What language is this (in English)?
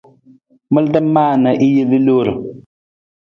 Nawdm